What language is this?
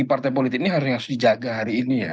Indonesian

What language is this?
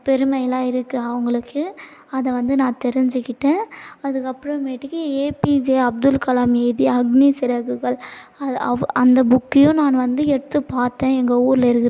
Tamil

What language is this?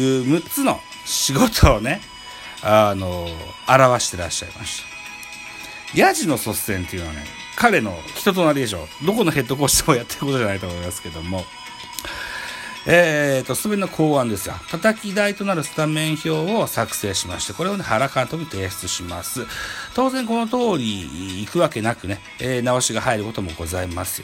Japanese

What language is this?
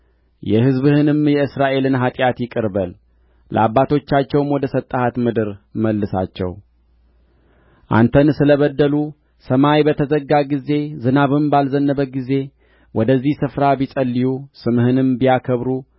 Amharic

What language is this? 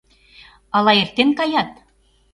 Mari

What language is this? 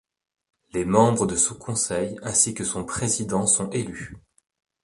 French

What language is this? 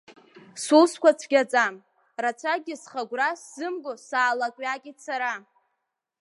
Abkhazian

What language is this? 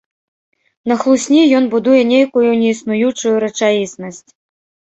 Belarusian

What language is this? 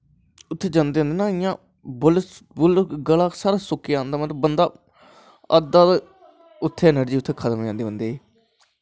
Dogri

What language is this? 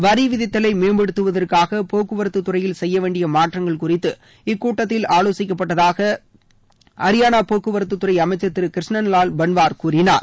Tamil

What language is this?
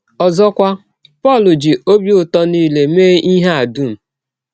Igbo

